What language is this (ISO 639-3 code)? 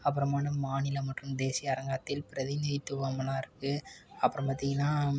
tam